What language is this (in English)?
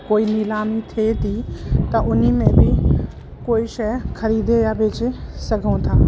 Sindhi